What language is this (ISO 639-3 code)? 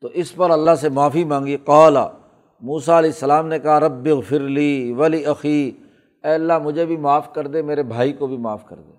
urd